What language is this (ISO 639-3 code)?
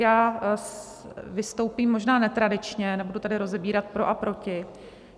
ces